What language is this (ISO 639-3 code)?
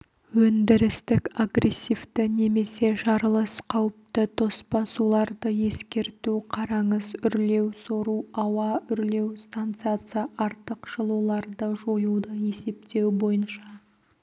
kaz